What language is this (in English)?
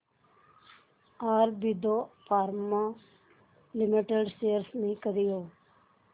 Marathi